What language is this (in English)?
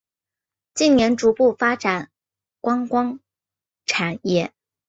Chinese